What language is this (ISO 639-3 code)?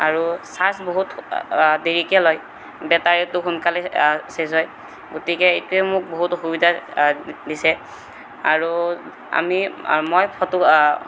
asm